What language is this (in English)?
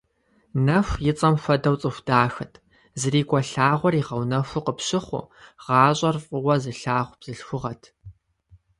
Kabardian